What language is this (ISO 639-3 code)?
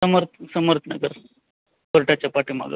mar